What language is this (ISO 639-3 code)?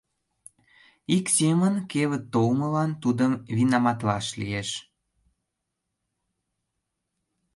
chm